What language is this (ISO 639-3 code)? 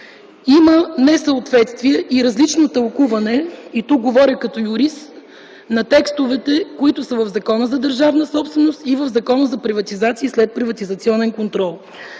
bul